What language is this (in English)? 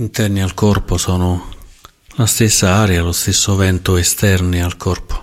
Italian